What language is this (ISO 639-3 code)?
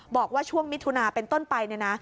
tha